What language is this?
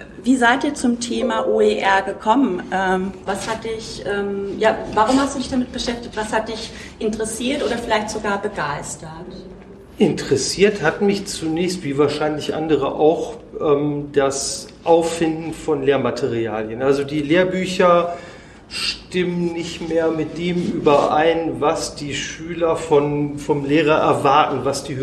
German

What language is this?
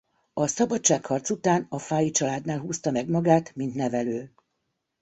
Hungarian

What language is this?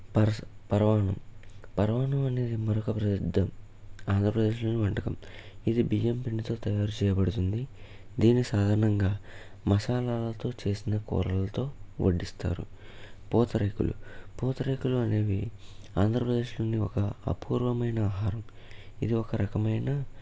Telugu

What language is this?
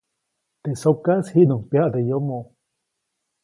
Copainalá Zoque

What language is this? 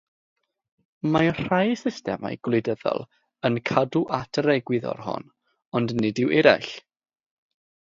Welsh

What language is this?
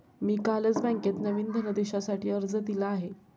Marathi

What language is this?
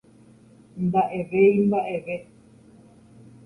Guarani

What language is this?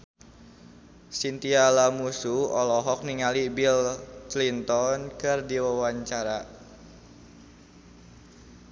Sundanese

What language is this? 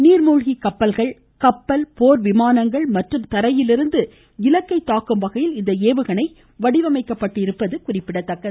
Tamil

